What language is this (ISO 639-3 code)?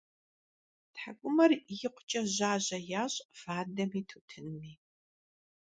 kbd